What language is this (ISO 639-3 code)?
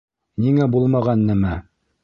bak